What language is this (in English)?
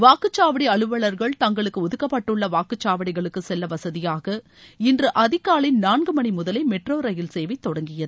Tamil